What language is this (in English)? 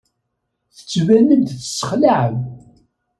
Kabyle